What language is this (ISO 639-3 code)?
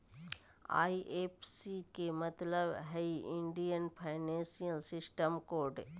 mag